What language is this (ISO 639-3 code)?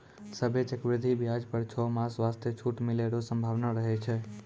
mai